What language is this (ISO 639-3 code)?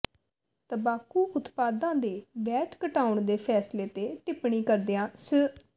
pan